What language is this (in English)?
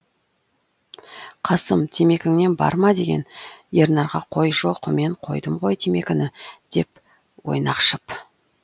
Kazakh